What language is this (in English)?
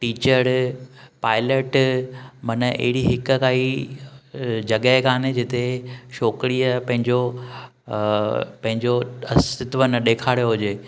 Sindhi